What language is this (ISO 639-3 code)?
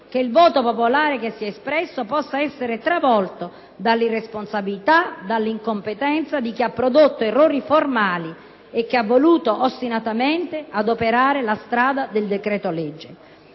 ita